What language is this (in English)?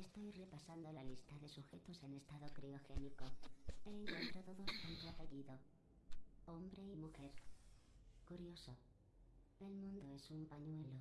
Spanish